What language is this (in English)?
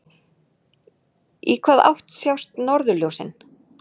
Icelandic